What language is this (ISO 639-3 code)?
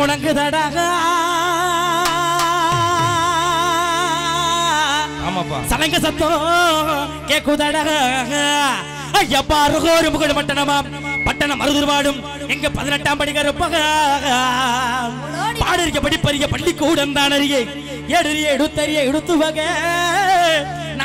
ara